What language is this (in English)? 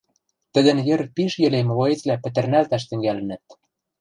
Western Mari